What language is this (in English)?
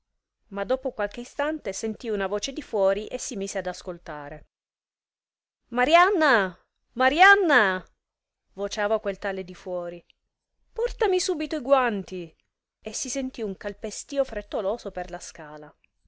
Italian